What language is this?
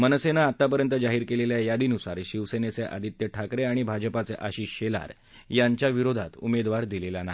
Marathi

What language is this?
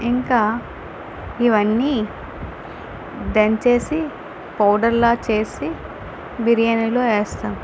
Telugu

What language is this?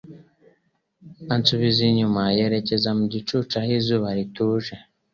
Kinyarwanda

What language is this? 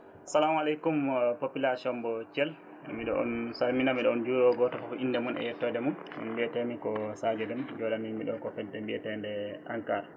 Fula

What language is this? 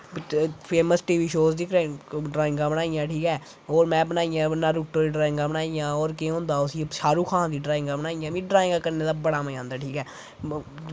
Dogri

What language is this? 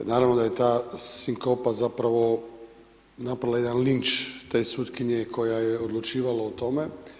Croatian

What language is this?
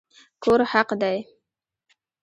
Pashto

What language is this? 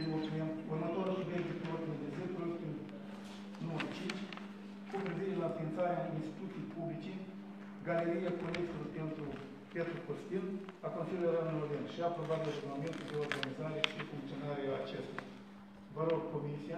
Romanian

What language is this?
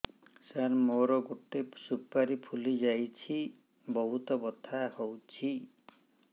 Odia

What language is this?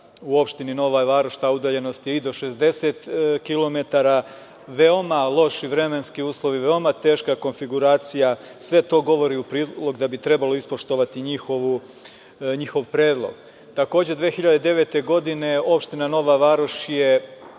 Serbian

